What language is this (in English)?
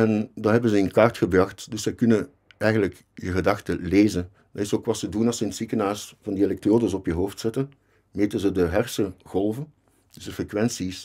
Dutch